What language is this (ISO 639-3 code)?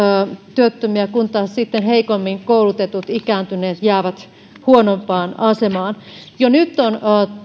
fin